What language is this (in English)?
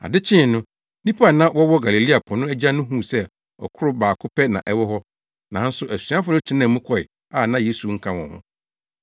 Akan